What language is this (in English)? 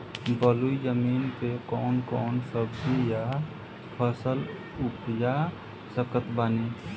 Bhojpuri